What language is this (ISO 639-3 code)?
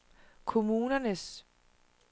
dan